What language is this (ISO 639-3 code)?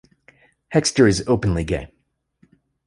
eng